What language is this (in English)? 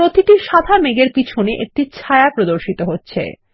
Bangla